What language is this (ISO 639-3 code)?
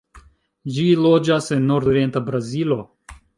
epo